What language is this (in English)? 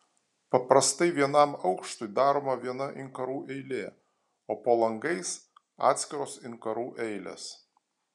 Lithuanian